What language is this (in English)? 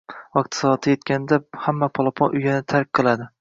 Uzbek